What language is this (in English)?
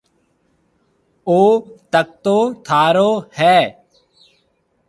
Marwari (Pakistan)